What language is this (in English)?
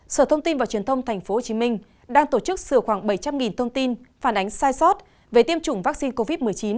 Vietnamese